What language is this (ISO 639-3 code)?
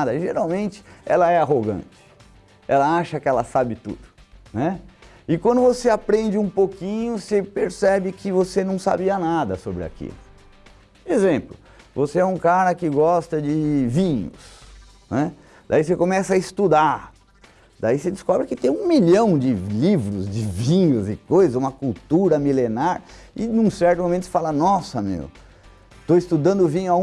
por